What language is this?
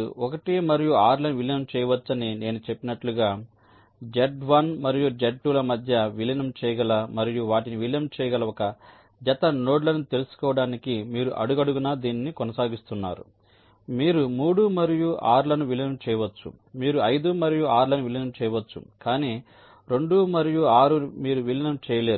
Telugu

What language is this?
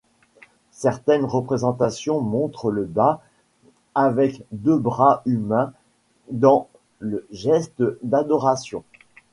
French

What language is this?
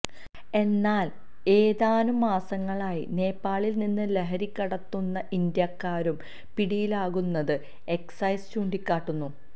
Malayalam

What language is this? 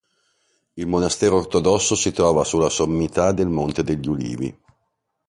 Italian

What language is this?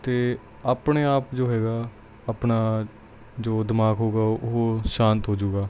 Punjabi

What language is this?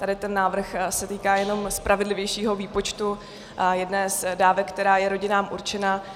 Czech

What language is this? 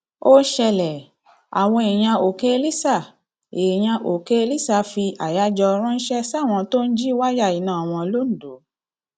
Yoruba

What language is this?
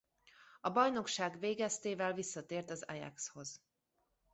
Hungarian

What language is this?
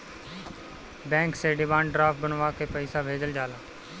Bhojpuri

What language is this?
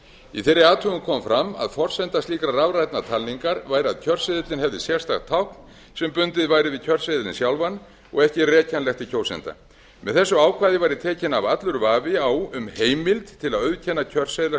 Icelandic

